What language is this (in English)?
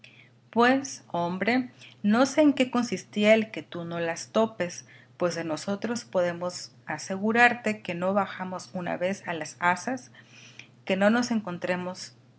Spanish